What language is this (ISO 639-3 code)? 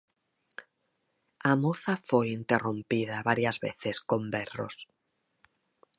glg